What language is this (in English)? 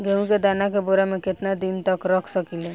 Bhojpuri